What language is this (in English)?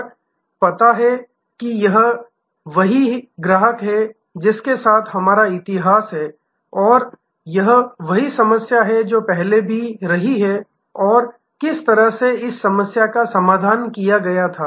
Hindi